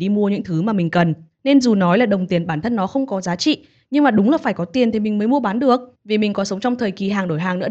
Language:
Vietnamese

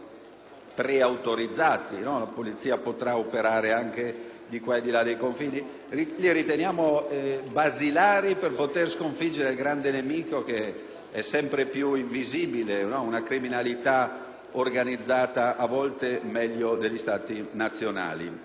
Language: Italian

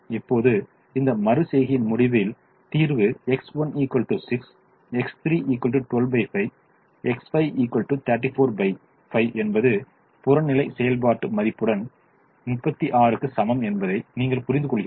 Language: Tamil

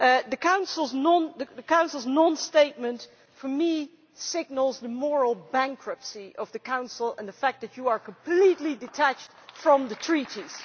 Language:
English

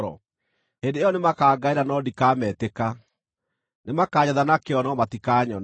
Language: Kikuyu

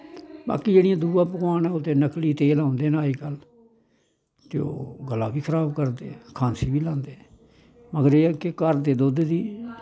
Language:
Dogri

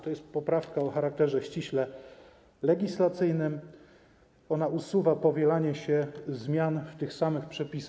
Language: Polish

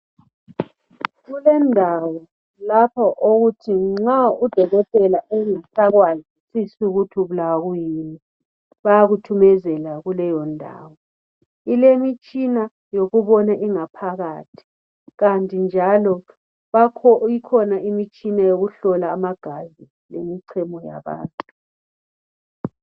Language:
North Ndebele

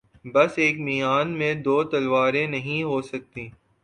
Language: Urdu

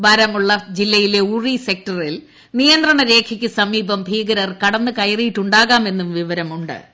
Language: Malayalam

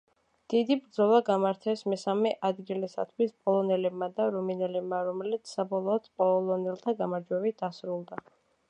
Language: Georgian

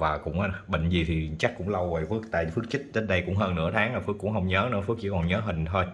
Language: Vietnamese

